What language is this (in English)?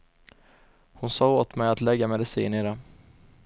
Swedish